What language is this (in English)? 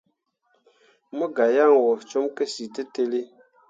Mundang